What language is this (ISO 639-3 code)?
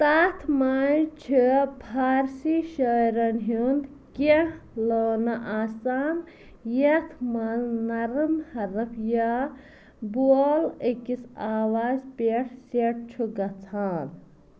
kas